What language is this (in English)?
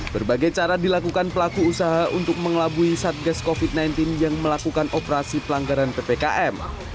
Indonesian